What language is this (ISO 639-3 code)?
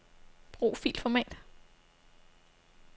dan